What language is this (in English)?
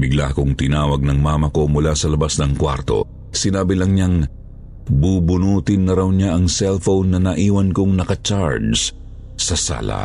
Filipino